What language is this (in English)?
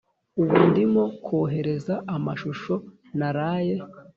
Kinyarwanda